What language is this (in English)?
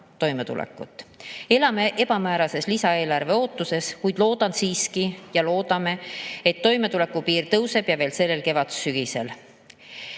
Estonian